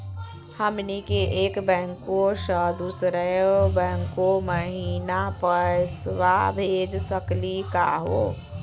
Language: Magahi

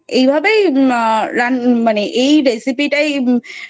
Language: Bangla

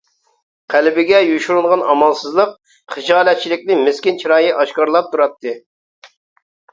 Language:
Uyghur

